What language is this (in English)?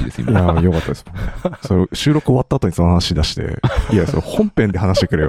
Japanese